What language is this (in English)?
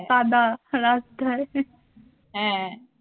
Bangla